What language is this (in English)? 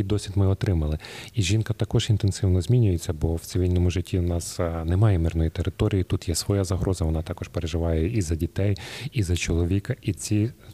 Ukrainian